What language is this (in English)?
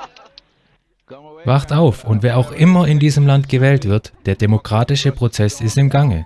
German